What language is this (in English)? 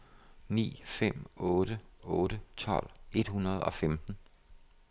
Danish